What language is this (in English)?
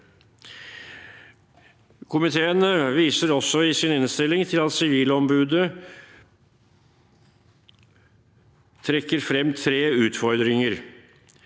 Norwegian